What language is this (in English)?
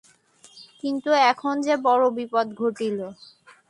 Bangla